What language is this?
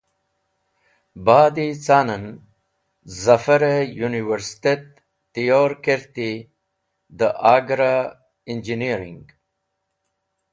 Wakhi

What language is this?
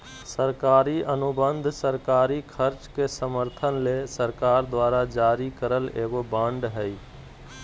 Magahi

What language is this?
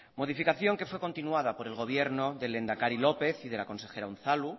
Spanish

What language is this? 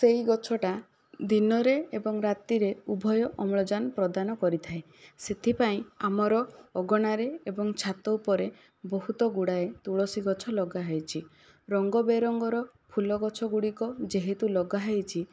Odia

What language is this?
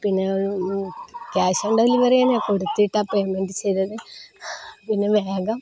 Malayalam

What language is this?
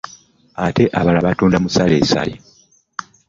Ganda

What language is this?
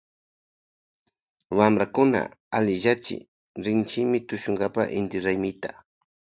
Loja Highland Quichua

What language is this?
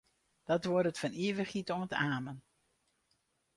Western Frisian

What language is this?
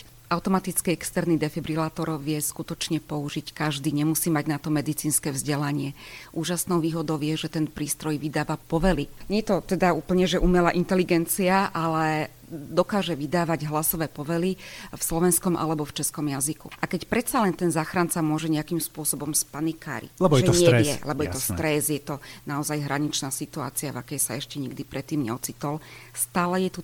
Slovak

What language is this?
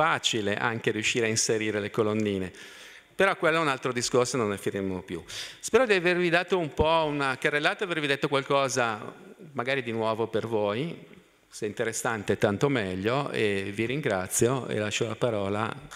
Italian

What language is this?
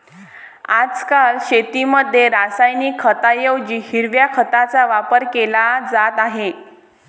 Marathi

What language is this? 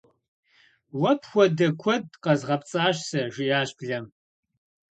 Kabardian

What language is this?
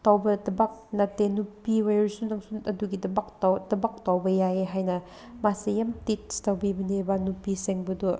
Manipuri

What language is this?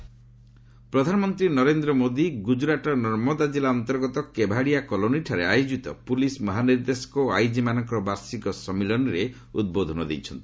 Odia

